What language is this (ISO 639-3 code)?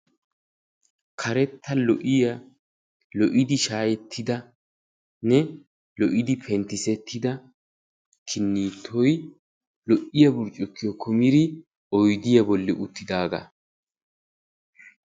wal